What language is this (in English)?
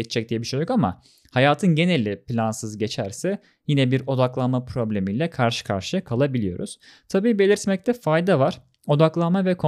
Turkish